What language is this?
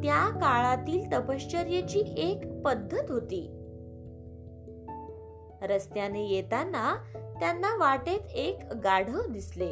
Marathi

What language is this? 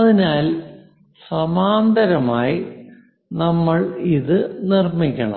Malayalam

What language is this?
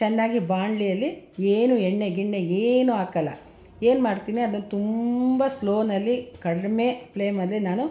Kannada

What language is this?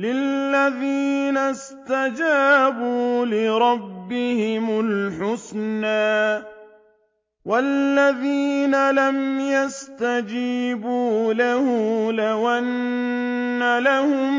Arabic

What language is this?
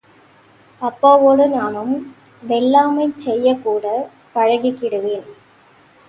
Tamil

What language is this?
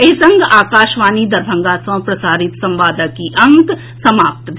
Maithili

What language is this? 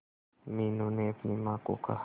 Hindi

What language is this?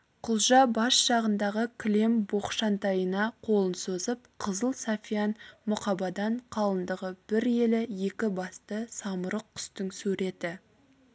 Kazakh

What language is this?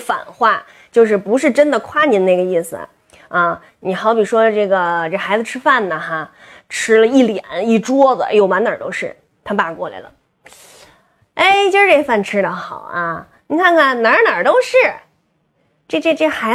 Chinese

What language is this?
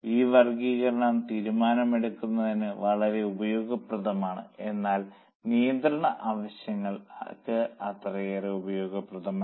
Malayalam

